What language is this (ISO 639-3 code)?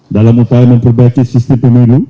ind